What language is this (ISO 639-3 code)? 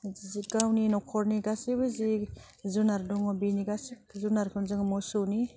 brx